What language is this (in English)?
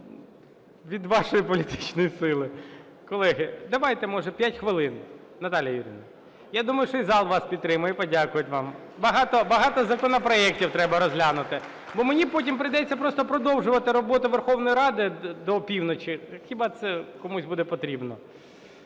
Ukrainian